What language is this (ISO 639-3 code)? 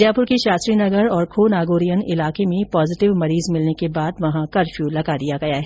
hin